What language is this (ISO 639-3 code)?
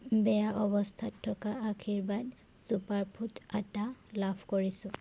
asm